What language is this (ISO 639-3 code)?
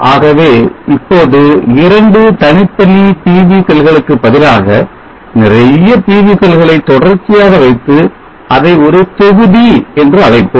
tam